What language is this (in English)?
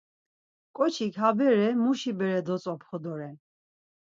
Laz